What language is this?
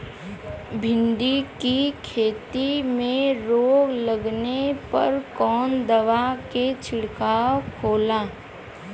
Bhojpuri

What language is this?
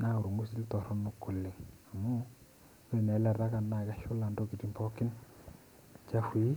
Masai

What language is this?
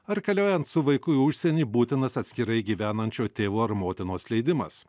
Lithuanian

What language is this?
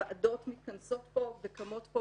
Hebrew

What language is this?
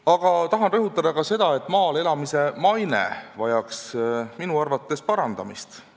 Estonian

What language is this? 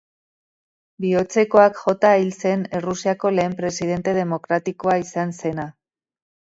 Basque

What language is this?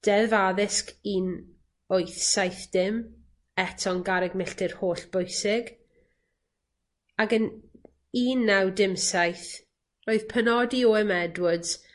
Welsh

